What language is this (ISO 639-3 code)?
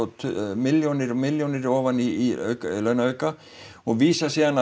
isl